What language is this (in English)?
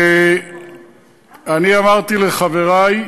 Hebrew